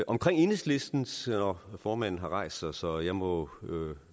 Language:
Danish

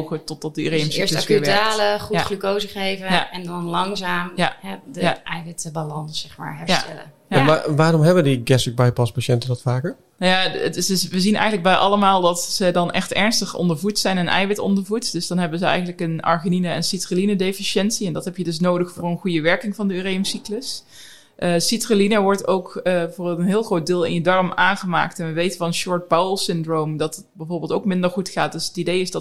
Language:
Dutch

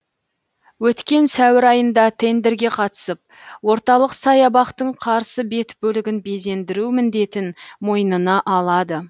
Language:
Kazakh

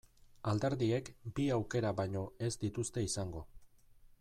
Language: Basque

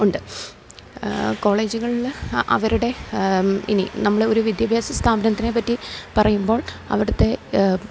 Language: Malayalam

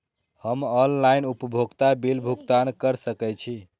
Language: Maithili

